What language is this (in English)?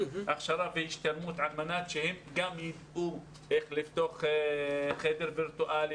Hebrew